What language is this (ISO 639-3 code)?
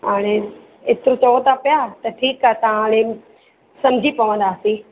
snd